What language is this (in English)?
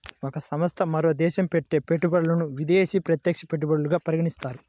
Telugu